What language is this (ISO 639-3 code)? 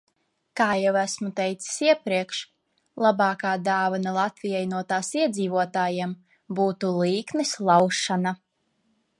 lav